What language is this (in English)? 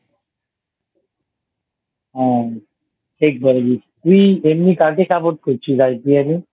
Bangla